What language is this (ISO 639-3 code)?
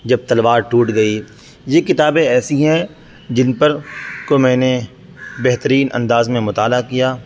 urd